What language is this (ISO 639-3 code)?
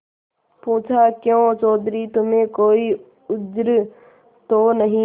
hin